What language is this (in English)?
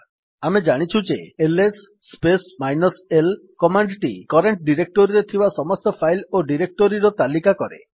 Odia